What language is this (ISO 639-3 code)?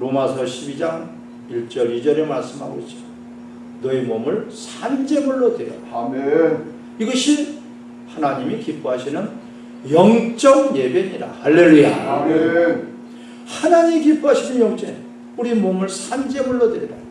kor